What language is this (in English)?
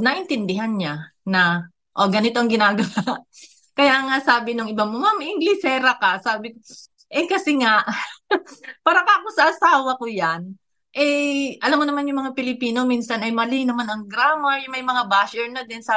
Filipino